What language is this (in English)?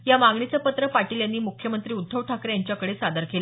Marathi